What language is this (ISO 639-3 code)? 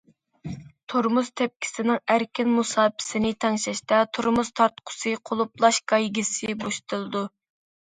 uig